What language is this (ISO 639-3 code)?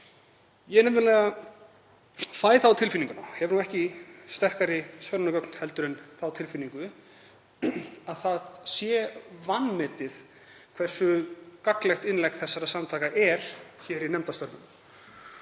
isl